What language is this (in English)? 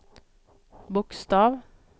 Swedish